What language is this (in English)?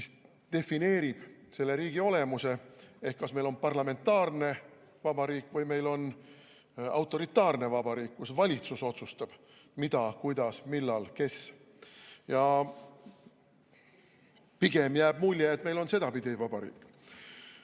Estonian